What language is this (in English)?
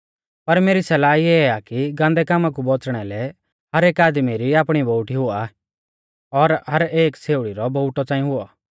Mahasu Pahari